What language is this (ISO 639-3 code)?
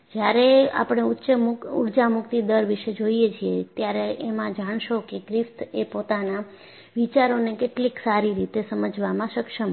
guj